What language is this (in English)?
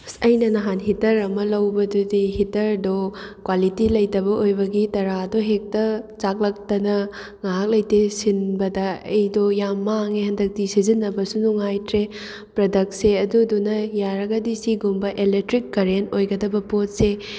Manipuri